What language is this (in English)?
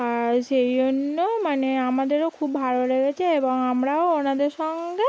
Bangla